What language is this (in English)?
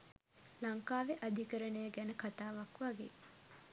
Sinhala